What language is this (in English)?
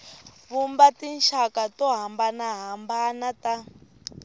Tsonga